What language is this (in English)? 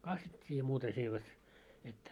Finnish